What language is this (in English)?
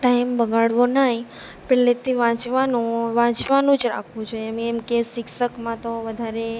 Gujarati